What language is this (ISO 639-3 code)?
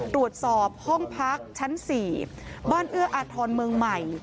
tha